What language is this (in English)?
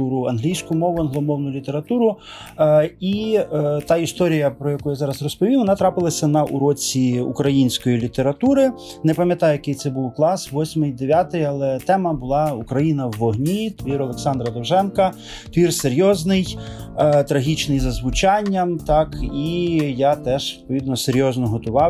Ukrainian